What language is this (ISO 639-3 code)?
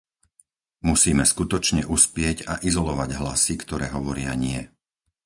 slk